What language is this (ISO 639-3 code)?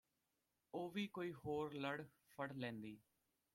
pan